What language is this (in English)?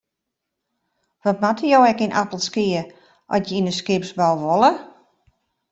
Western Frisian